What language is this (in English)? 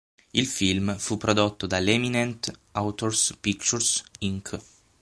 Italian